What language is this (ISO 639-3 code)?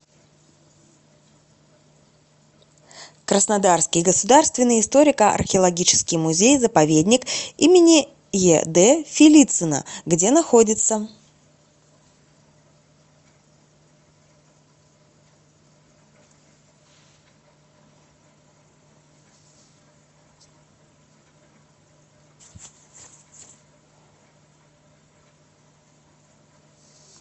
rus